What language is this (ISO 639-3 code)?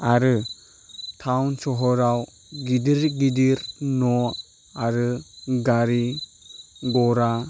brx